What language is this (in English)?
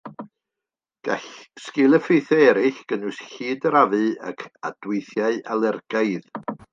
Welsh